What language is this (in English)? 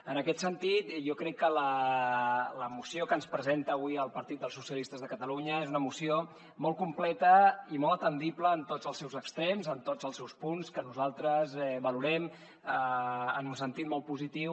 Catalan